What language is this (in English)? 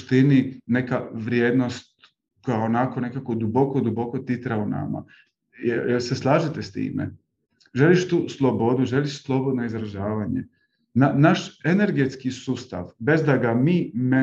Croatian